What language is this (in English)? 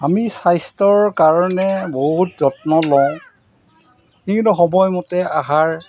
Assamese